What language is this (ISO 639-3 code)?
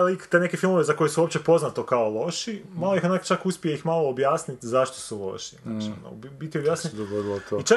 hrv